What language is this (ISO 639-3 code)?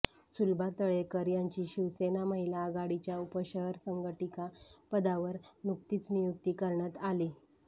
mar